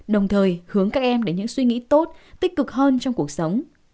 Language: Vietnamese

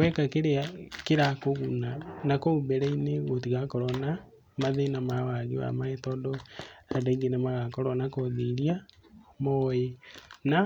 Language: Kikuyu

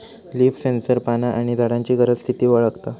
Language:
Marathi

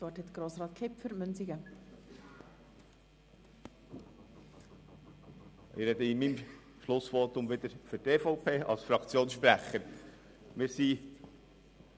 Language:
Swiss German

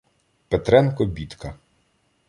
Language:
Ukrainian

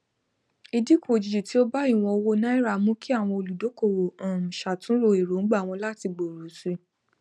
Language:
Yoruba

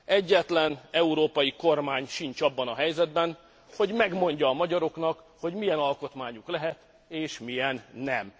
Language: Hungarian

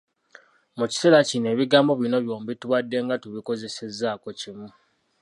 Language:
Ganda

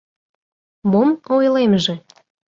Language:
Mari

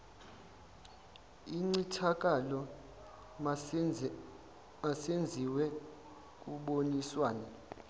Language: Zulu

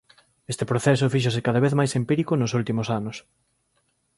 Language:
Galician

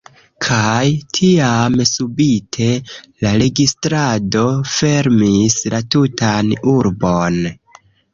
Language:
Esperanto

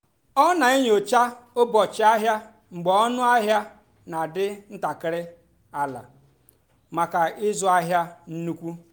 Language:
Igbo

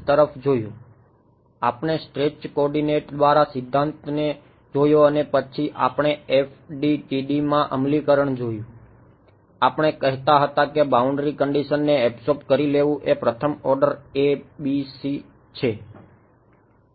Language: Gujarati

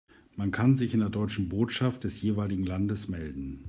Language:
German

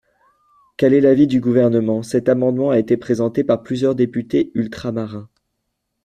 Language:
French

